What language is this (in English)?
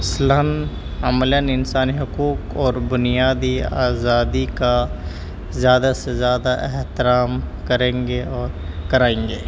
Urdu